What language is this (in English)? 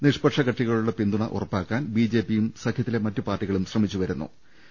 Malayalam